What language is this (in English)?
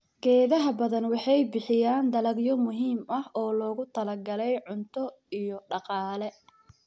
Somali